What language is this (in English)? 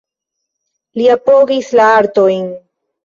Esperanto